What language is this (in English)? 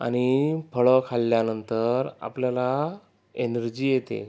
Marathi